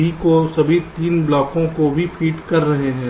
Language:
Hindi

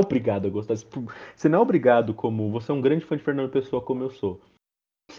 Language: Portuguese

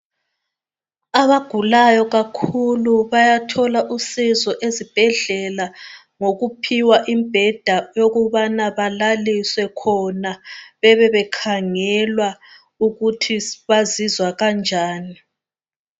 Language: North Ndebele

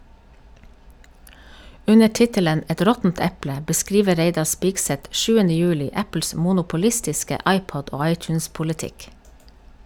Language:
Norwegian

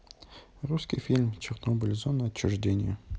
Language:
Russian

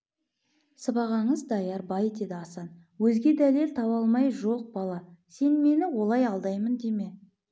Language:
Kazakh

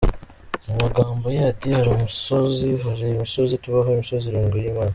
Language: Kinyarwanda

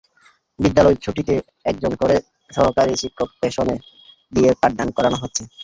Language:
Bangla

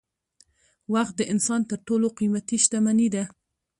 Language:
Pashto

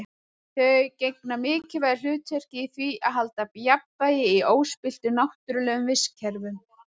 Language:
Icelandic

